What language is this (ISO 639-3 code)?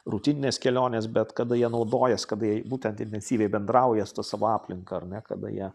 lit